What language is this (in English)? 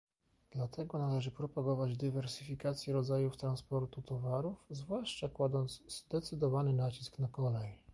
Polish